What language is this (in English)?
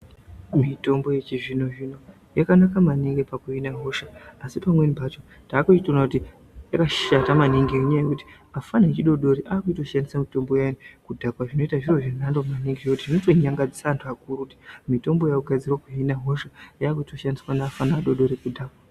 Ndau